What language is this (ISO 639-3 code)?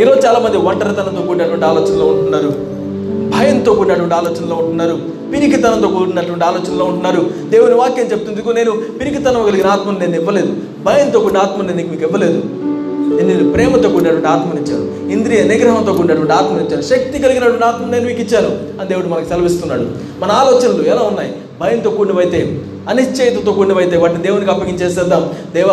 tel